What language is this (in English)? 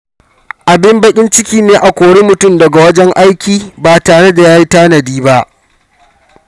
Hausa